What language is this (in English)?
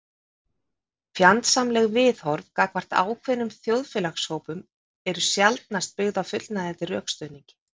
Icelandic